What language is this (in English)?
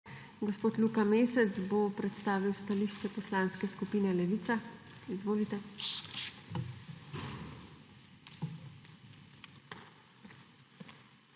Slovenian